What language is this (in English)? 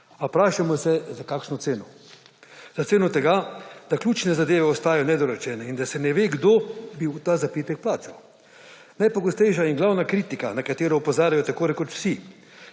Slovenian